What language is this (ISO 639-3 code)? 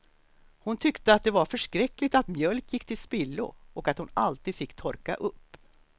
swe